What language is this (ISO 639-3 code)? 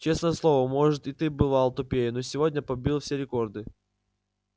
rus